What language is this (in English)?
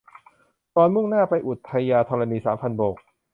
Thai